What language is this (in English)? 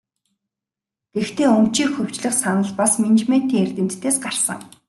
Mongolian